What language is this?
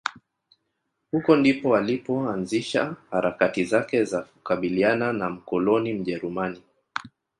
Swahili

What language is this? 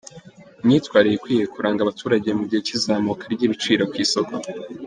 Kinyarwanda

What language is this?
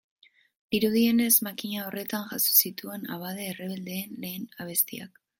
Basque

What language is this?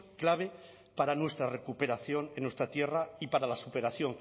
Spanish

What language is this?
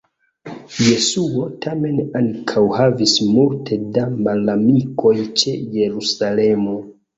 Esperanto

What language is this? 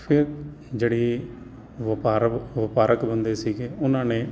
Punjabi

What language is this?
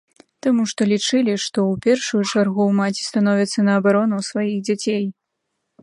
Belarusian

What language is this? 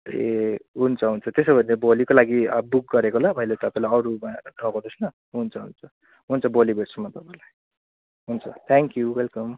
Nepali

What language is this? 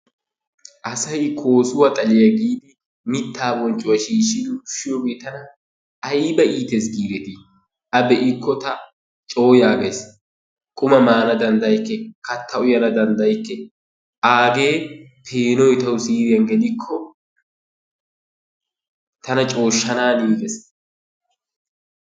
Wolaytta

